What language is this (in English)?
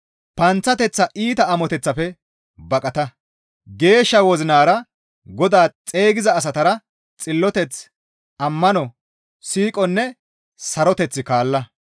Gamo